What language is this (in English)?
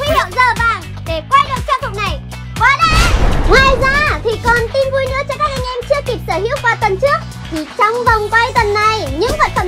Vietnamese